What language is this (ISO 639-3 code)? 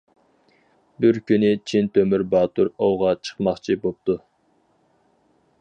uig